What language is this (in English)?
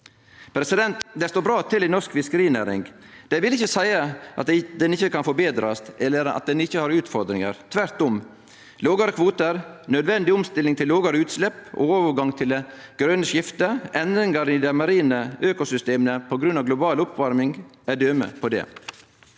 Norwegian